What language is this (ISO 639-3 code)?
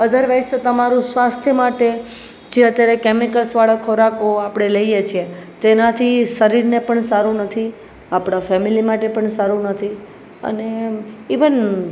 guj